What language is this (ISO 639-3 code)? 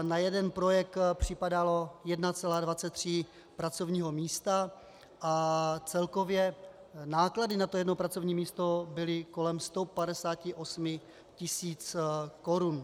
ces